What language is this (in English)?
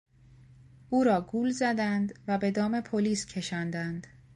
Persian